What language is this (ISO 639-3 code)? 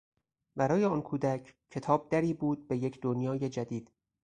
fas